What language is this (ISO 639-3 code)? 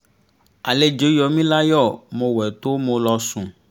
yor